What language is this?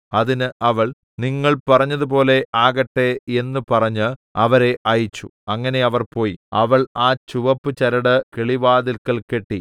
Malayalam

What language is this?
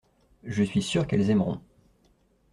French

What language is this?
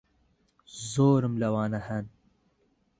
Central Kurdish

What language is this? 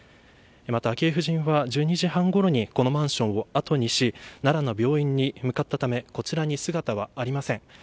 Japanese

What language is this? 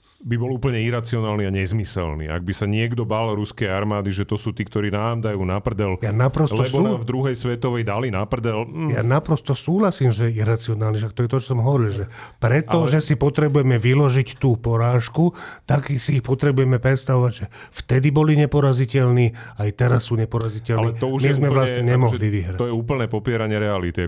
Slovak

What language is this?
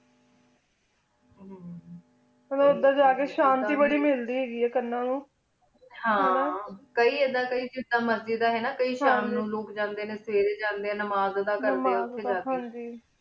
Punjabi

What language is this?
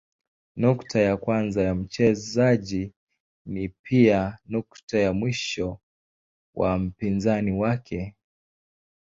Swahili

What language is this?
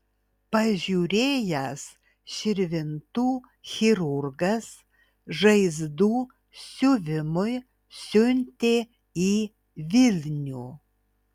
Lithuanian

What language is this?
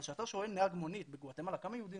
Hebrew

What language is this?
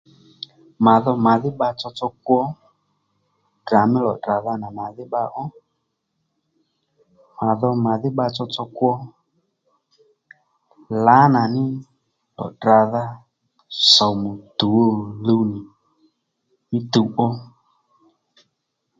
Lendu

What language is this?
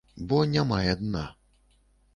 Belarusian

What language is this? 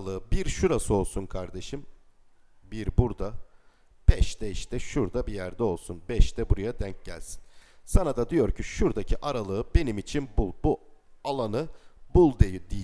Turkish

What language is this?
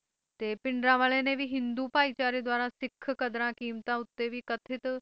Punjabi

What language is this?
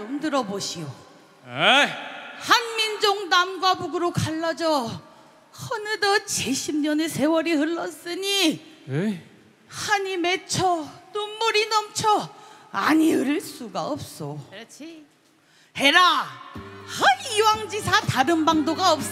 Korean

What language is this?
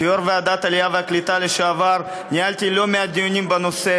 Hebrew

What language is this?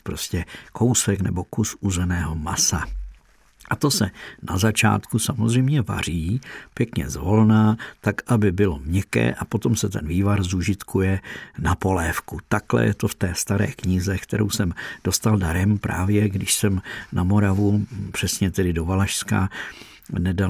Czech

